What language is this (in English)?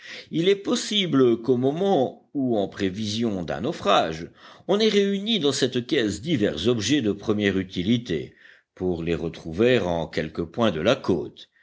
French